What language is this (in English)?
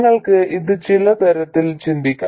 Malayalam